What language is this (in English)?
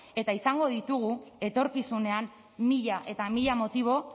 Basque